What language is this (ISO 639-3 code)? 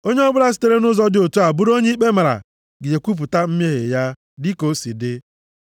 ibo